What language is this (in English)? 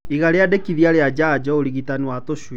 Kikuyu